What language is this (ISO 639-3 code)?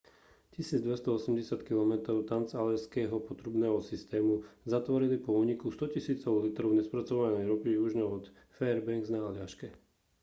slk